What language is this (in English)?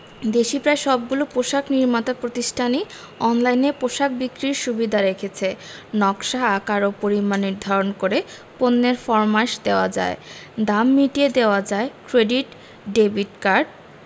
Bangla